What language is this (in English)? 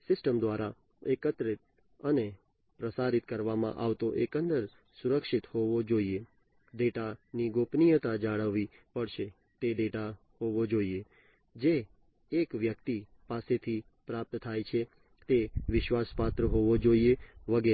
Gujarati